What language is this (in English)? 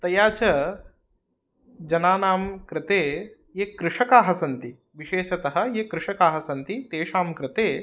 Sanskrit